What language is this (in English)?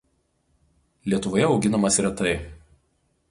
Lithuanian